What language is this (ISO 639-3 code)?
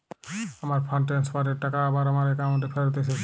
ben